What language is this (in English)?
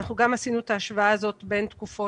Hebrew